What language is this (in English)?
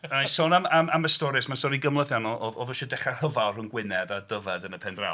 Welsh